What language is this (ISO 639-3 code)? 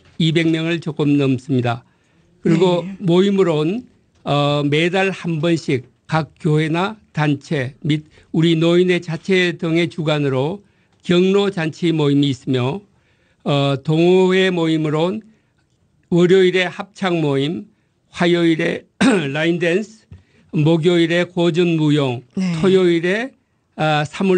kor